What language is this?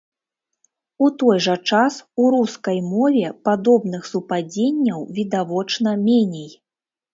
Belarusian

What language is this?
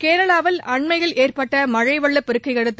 Tamil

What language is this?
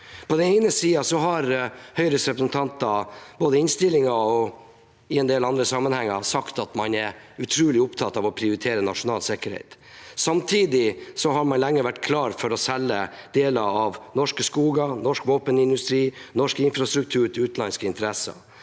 Norwegian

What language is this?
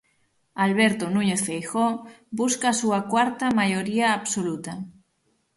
Galician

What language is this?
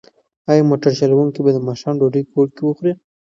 Pashto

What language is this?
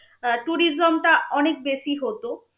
Bangla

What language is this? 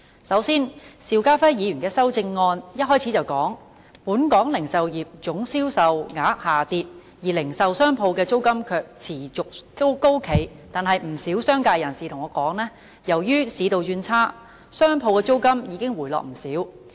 Cantonese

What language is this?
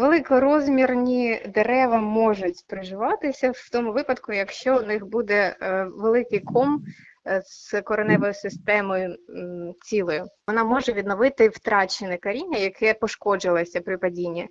Ukrainian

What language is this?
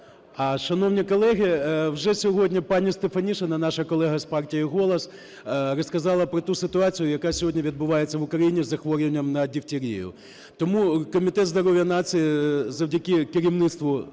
Ukrainian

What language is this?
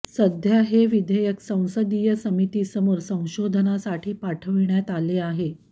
Marathi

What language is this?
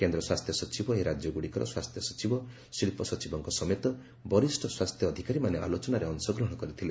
Odia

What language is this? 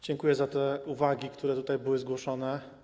Polish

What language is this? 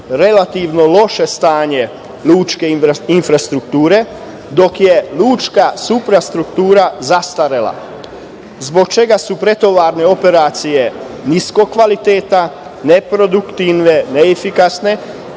Serbian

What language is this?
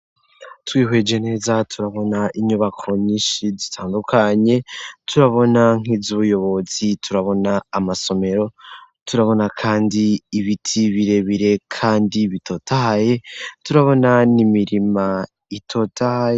Rundi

